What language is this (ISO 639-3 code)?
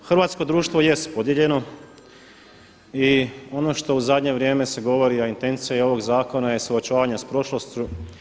hrv